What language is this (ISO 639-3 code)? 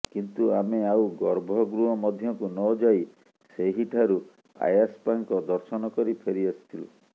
ori